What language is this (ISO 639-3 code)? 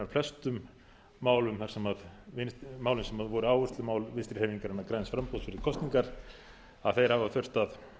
isl